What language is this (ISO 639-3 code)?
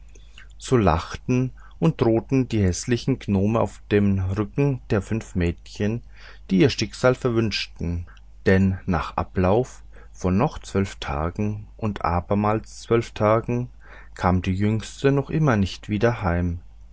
deu